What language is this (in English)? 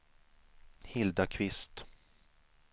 Swedish